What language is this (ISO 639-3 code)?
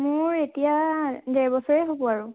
asm